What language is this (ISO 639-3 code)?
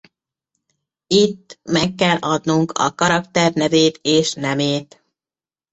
hun